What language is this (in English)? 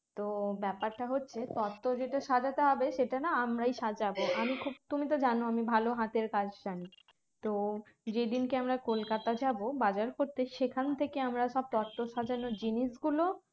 Bangla